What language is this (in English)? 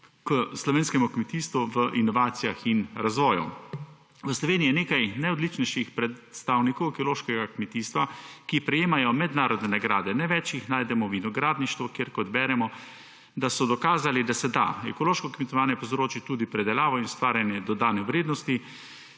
Slovenian